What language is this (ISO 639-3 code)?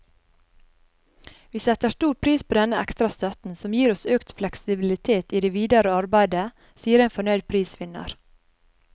nor